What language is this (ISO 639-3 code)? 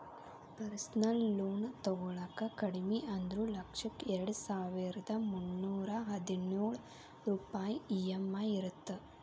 kan